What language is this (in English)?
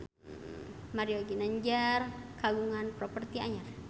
Sundanese